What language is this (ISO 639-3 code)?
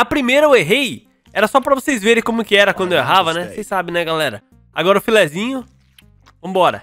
por